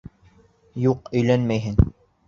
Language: Bashkir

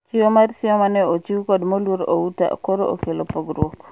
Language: Luo (Kenya and Tanzania)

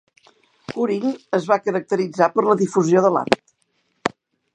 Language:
Catalan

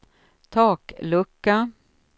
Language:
Swedish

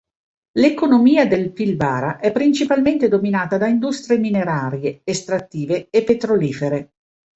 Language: Italian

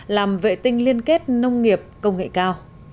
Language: Vietnamese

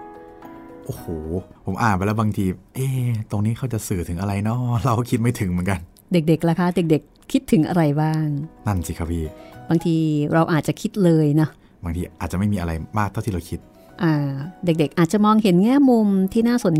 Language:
Thai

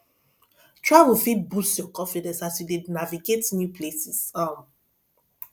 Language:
Nigerian Pidgin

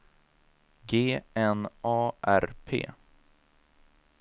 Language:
Swedish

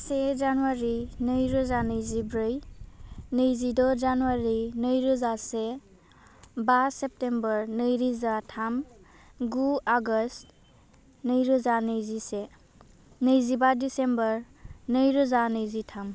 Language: Bodo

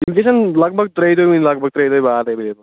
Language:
Kashmiri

